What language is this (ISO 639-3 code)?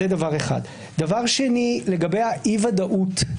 heb